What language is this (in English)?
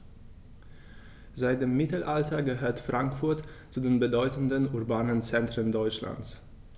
German